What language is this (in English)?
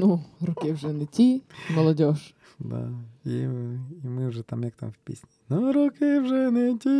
Ukrainian